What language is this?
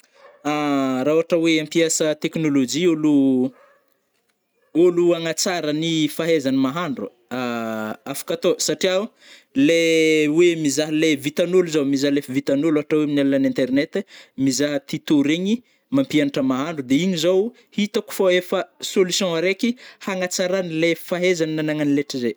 Northern Betsimisaraka Malagasy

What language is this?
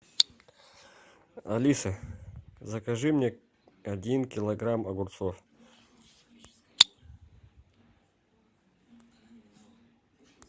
Russian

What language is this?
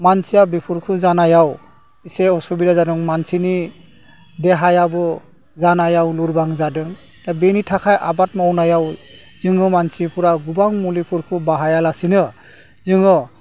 Bodo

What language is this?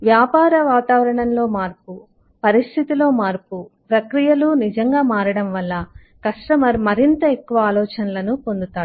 Telugu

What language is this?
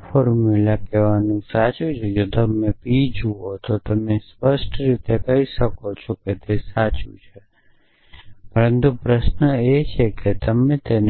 Gujarati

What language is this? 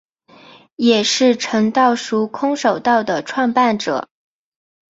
Chinese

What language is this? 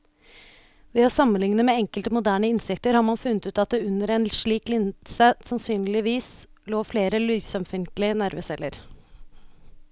Norwegian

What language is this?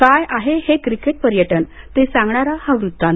Marathi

